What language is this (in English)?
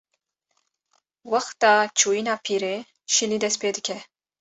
Kurdish